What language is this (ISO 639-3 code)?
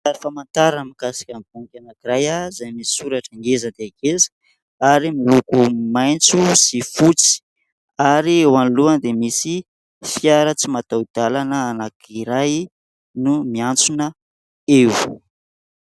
mlg